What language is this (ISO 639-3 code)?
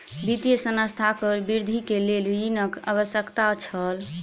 mai